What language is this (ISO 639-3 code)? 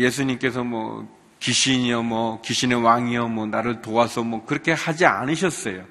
kor